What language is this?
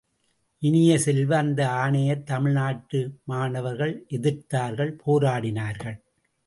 Tamil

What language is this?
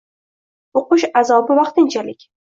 Uzbek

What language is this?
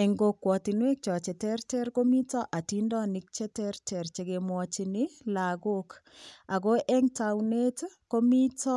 Kalenjin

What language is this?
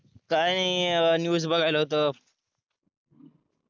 Marathi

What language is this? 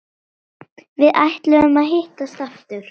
Icelandic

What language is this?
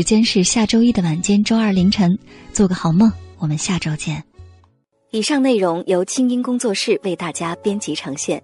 Chinese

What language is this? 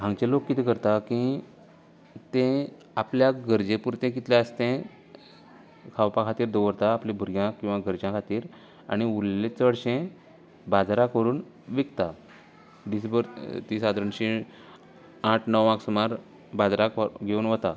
Konkani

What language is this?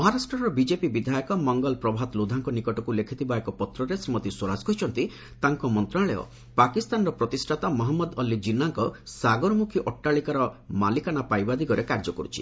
Odia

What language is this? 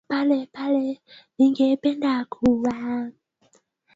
Swahili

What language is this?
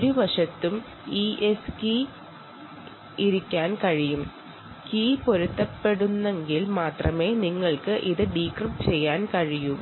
Malayalam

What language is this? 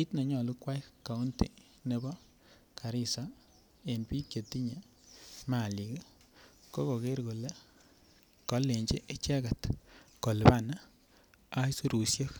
Kalenjin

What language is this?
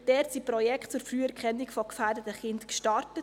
Swiss German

